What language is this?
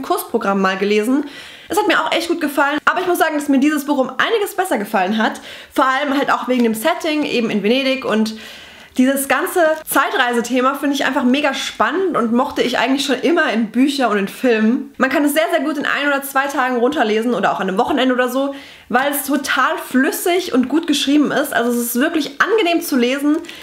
German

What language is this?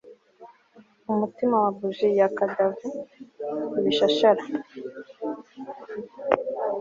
Kinyarwanda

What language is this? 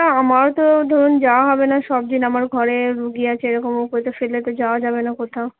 Bangla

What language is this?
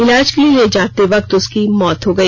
Hindi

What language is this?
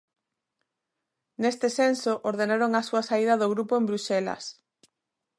Galician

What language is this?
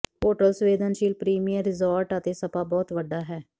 Punjabi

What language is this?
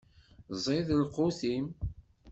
Kabyle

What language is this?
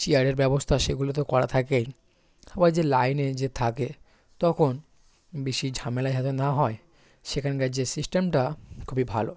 Bangla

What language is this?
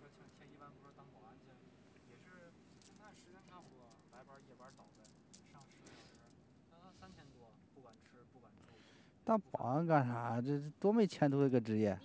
Chinese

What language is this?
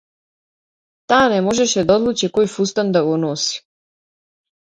Macedonian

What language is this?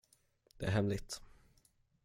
Swedish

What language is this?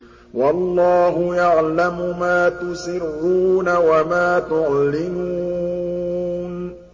Arabic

